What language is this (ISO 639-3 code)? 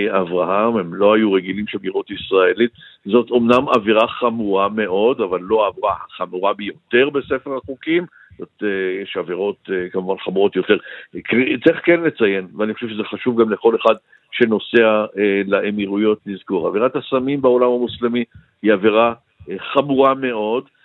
heb